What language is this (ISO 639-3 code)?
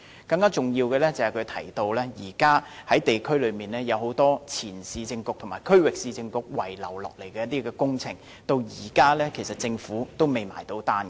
yue